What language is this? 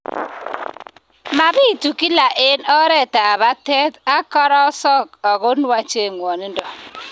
Kalenjin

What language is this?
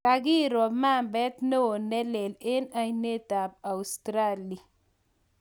Kalenjin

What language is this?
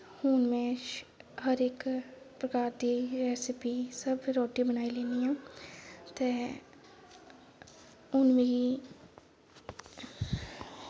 Dogri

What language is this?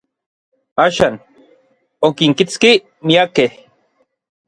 Orizaba Nahuatl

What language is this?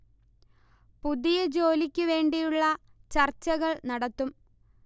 Malayalam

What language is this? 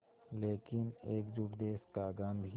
Hindi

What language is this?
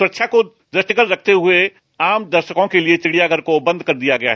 Hindi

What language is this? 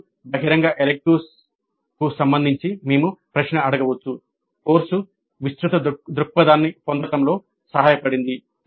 Telugu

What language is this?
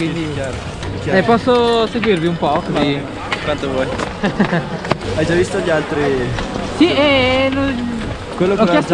Italian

